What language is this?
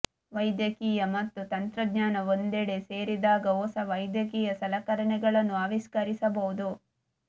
Kannada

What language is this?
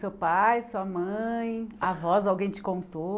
Portuguese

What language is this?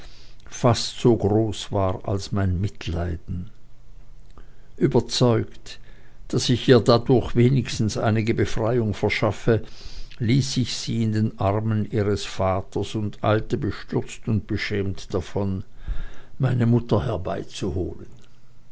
German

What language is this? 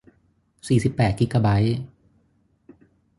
Thai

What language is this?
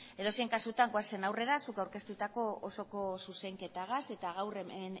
Basque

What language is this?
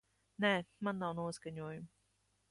Latvian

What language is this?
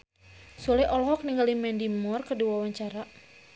Sundanese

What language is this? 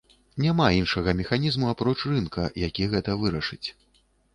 Belarusian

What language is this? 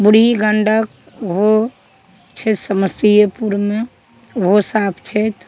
Maithili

